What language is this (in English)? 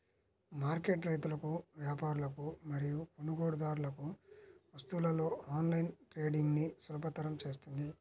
Telugu